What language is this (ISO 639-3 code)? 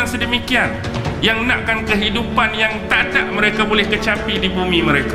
msa